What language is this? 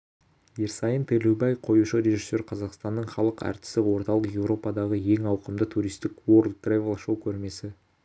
Kazakh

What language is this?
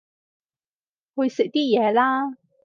Cantonese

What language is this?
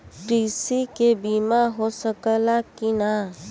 Bhojpuri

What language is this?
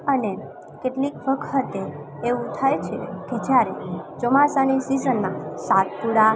Gujarati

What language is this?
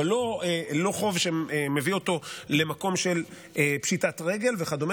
Hebrew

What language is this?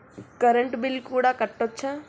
Telugu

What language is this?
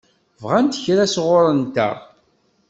Kabyle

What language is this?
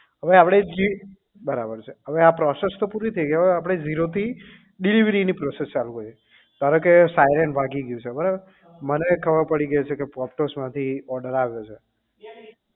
Gujarati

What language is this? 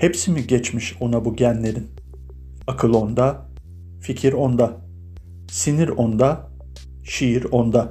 Turkish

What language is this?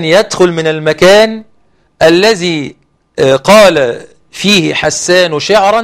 Arabic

